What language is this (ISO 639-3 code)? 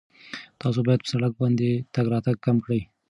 pus